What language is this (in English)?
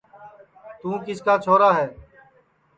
Sansi